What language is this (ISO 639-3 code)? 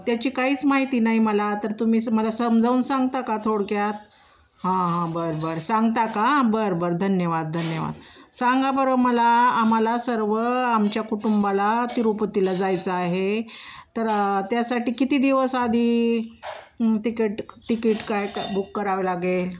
mar